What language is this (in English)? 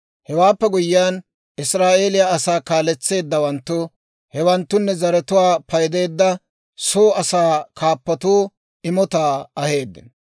Dawro